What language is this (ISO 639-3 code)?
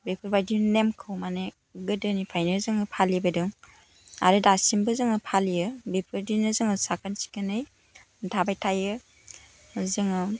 brx